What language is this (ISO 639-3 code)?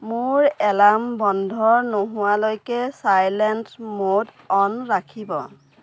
asm